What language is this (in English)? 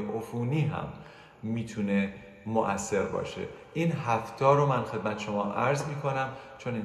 Persian